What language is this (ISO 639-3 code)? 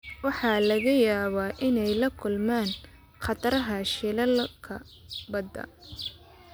som